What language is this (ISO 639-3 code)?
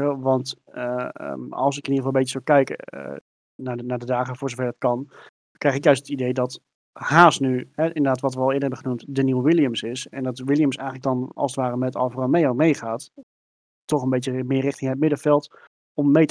nld